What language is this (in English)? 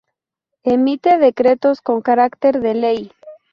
Spanish